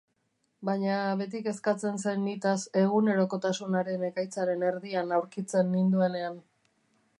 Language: Basque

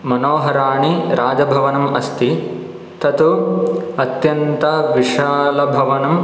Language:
Sanskrit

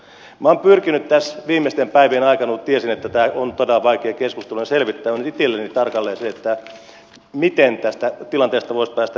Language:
Finnish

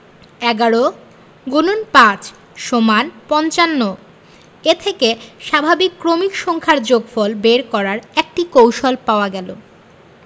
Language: Bangla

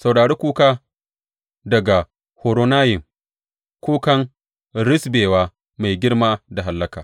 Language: Hausa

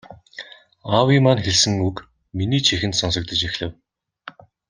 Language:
Mongolian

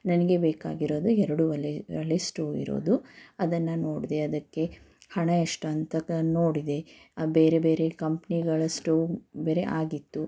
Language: Kannada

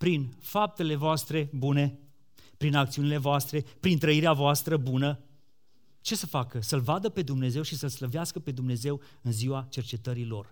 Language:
Romanian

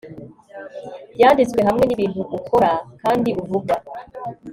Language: Kinyarwanda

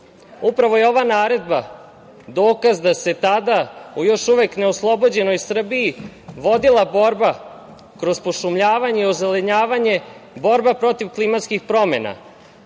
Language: Serbian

